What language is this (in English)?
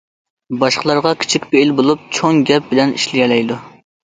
Uyghur